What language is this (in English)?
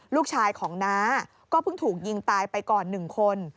Thai